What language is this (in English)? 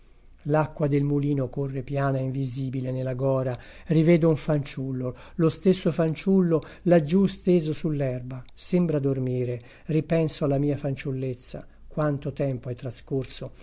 Italian